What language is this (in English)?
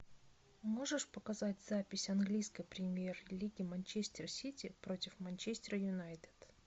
Russian